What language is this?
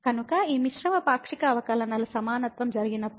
Telugu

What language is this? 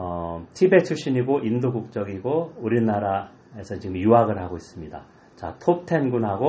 Korean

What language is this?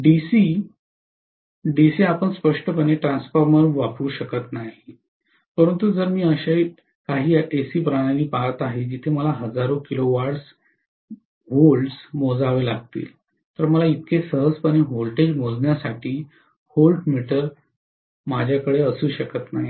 Marathi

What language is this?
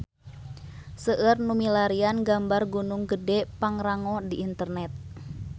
Sundanese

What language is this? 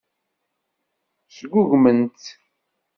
Kabyle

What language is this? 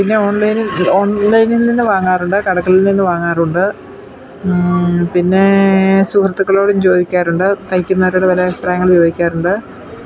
Malayalam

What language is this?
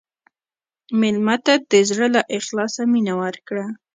Pashto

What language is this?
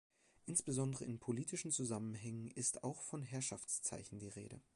German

